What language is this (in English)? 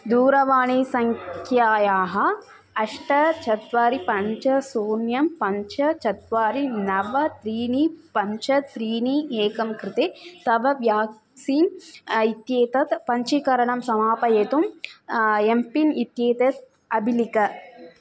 Sanskrit